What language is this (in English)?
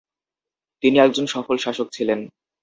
Bangla